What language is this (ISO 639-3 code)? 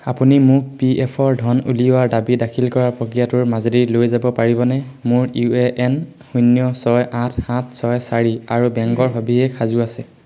asm